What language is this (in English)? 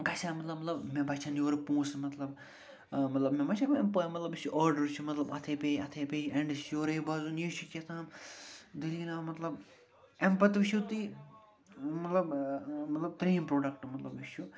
Kashmiri